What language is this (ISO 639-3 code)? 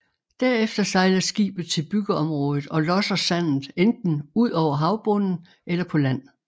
dan